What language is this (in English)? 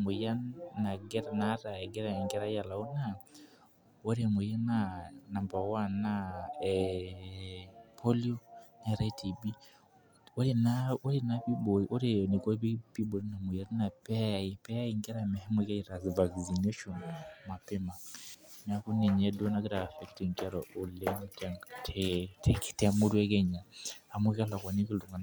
Masai